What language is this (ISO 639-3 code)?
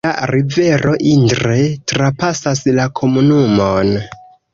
epo